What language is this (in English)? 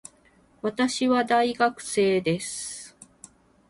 Japanese